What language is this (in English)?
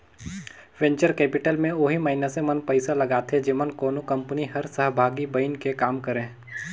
Chhattisgarhi